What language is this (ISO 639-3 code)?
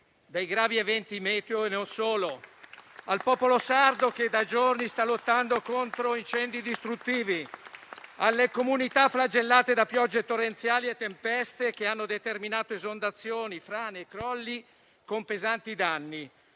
ita